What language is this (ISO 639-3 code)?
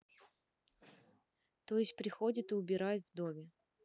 rus